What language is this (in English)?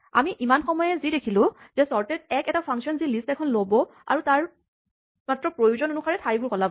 Assamese